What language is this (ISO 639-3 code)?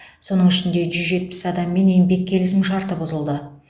kaz